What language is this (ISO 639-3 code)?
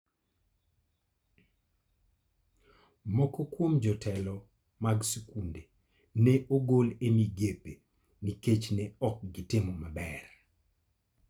luo